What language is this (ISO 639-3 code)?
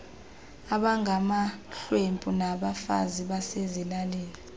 xho